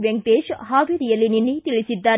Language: Kannada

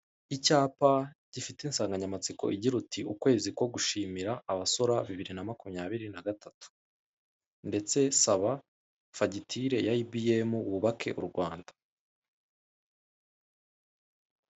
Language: Kinyarwanda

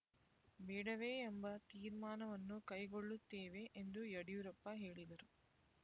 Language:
Kannada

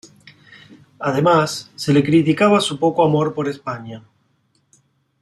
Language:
Spanish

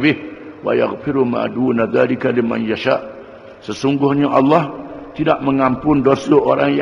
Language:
Malay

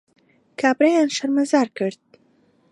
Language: Central Kurdish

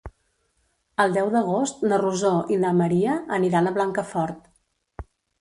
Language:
Catalan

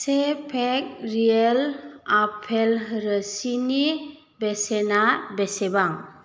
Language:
Bodo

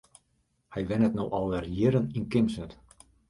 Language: Western Frisian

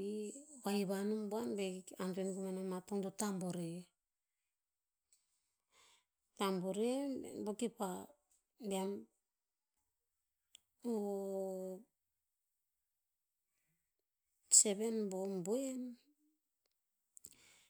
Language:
Tinputz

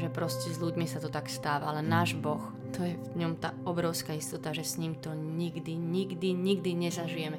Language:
Slovak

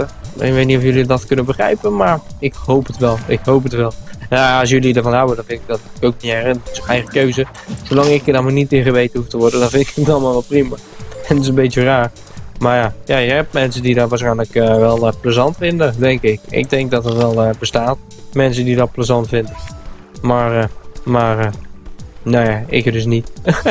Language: Dutch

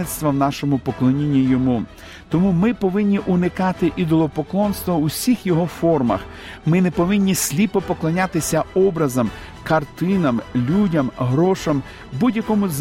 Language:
Ukrainian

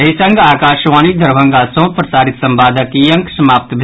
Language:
Maithili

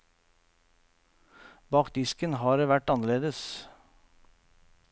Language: Norwegian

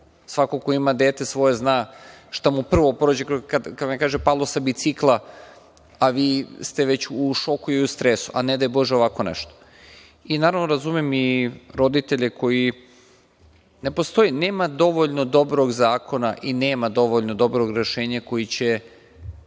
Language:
Serbian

